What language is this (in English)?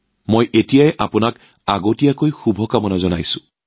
Assamese